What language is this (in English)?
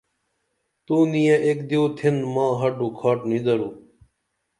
Dameli